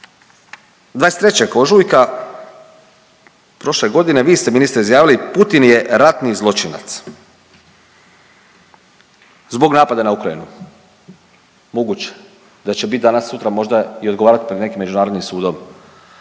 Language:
Croatian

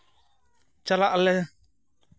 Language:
Santali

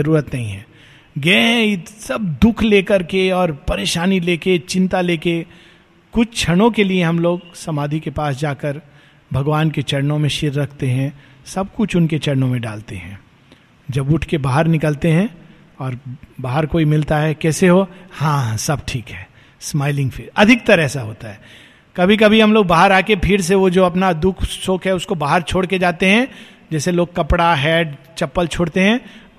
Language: Hindi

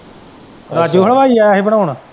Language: Punjabi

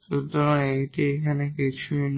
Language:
Bangla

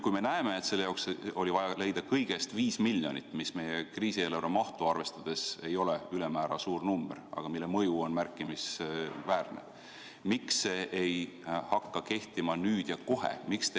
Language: Estonian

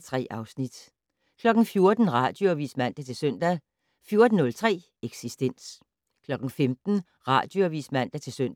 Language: Danish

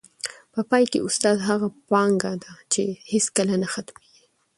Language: Pashto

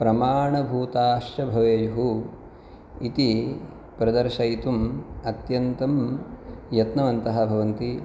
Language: Sanskrit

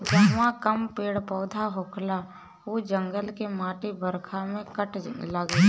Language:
Bhojpuri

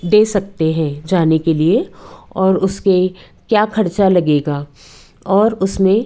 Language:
Hindi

